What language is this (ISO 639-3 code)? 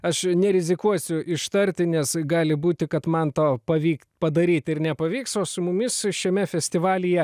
lit